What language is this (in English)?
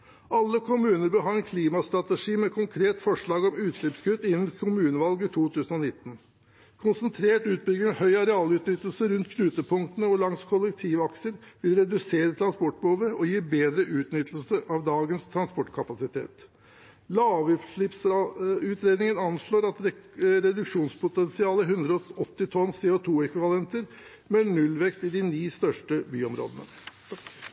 Norwegian Bokmål